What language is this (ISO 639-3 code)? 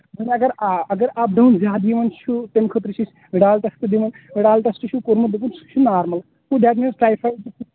kas